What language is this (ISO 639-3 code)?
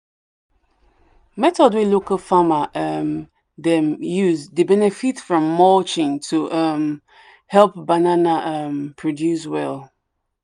pcm